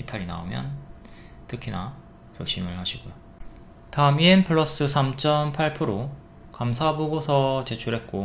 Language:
Korean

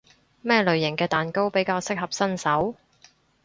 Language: Cantonese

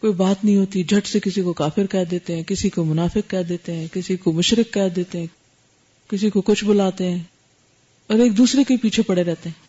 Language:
Urdu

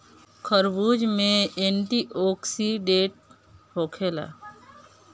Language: Bhojpuri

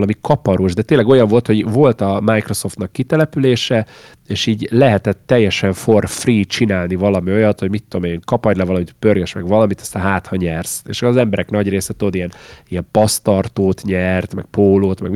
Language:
Hungarian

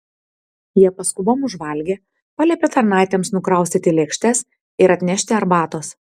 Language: Lithuanian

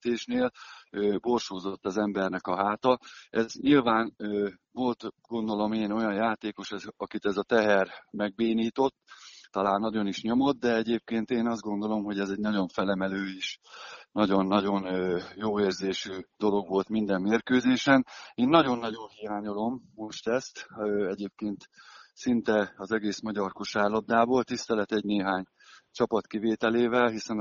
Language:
Hungarian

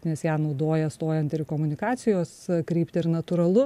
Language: Lithuanian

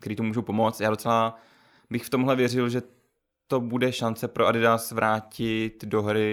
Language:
Czech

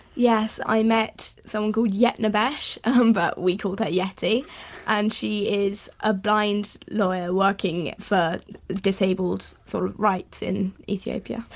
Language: English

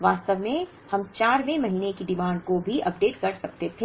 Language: Hindi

